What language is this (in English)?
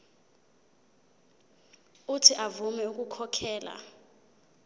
Zulu